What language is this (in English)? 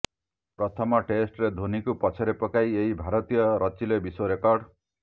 Odia